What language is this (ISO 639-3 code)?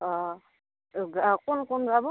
asm